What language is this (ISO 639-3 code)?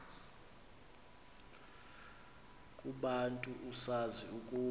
xho